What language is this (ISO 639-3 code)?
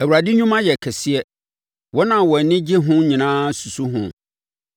aka